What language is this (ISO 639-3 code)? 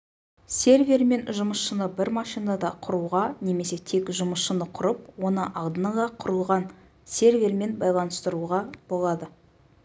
kaz